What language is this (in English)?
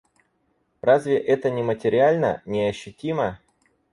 Russian